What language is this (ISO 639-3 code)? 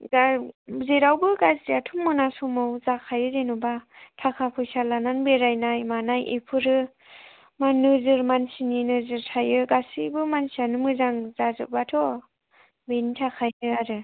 brx